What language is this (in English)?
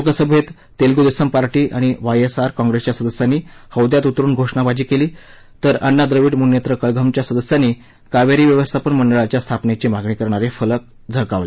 Marathi